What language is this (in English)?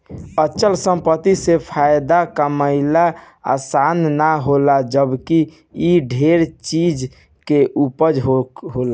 Bhojpuri